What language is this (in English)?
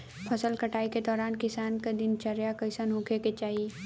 Bhojpuri